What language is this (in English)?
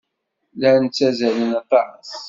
Kabyle